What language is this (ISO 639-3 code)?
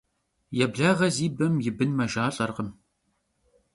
kbd